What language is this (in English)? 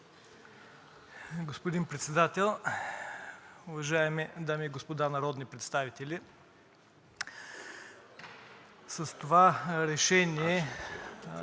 Bulgarian